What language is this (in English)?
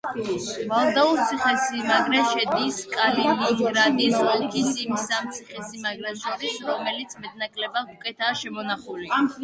Georgian